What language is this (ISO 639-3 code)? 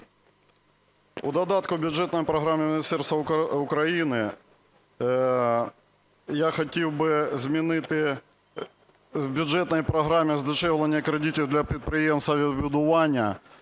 ukr